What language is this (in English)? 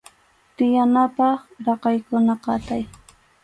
Arequipa-La Unión Quechua